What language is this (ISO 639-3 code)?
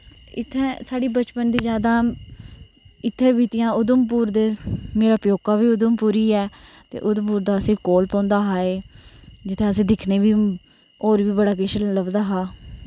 doi